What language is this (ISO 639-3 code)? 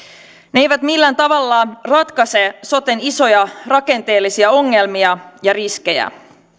fin